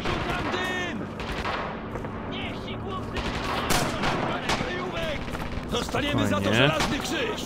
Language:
Polish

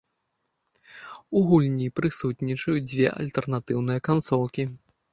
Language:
Belarusian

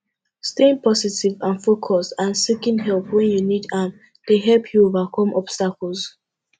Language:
Nigerian Pidgin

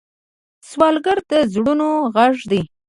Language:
Pashto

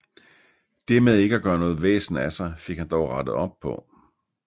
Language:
Danish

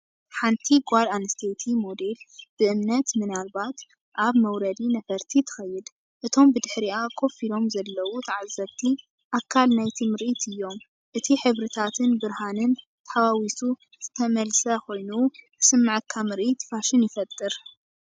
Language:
Tigrinya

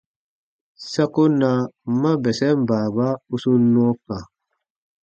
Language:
Baatonum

